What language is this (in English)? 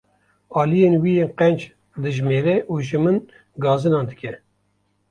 Kurdish